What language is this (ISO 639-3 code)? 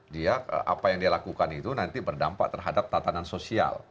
ind